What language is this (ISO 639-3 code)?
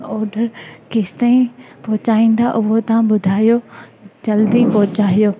snd